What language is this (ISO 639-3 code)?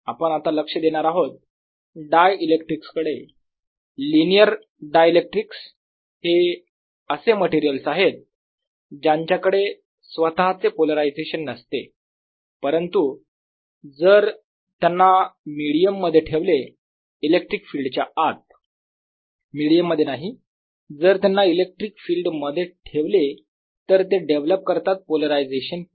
mar